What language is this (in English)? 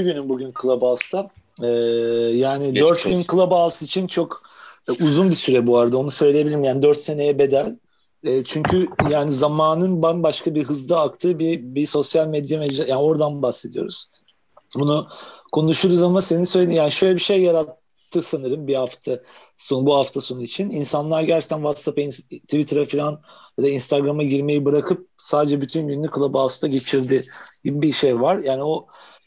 Turkish